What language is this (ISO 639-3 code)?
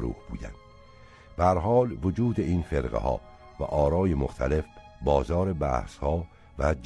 fas